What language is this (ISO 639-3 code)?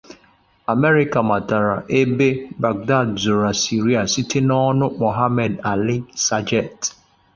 ibo